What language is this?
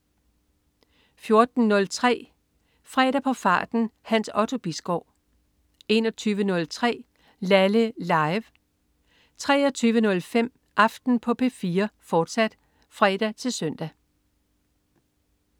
Danish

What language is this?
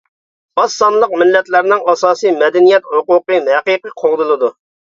Uyghur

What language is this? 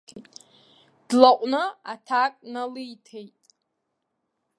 Abkhazian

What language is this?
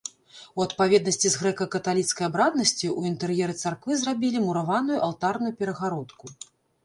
Belarusian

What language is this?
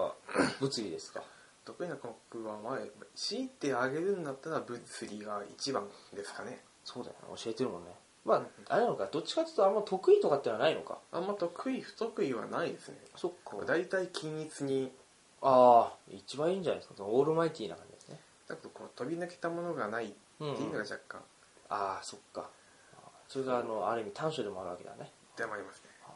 Japanese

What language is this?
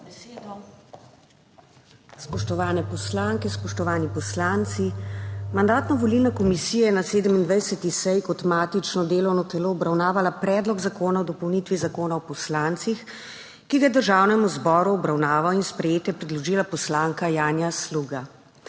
Slovenian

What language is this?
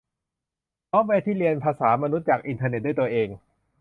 Thai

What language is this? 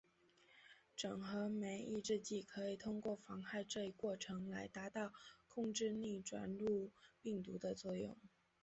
Chinese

